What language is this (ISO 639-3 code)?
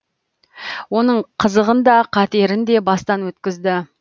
kaz